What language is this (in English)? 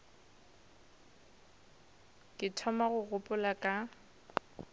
Northern Sotho